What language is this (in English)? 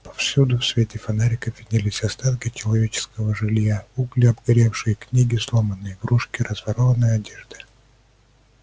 Russian